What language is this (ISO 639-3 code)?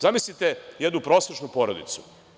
srp